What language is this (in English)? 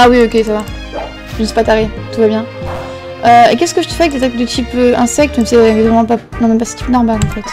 French